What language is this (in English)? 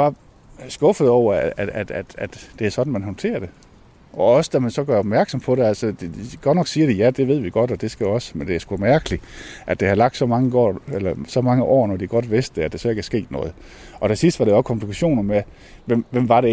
Danish